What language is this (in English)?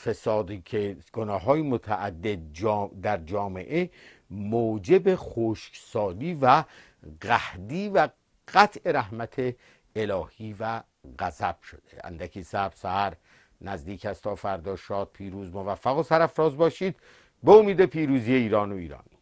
Persian